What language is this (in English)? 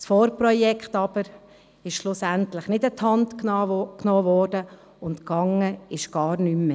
Swiss German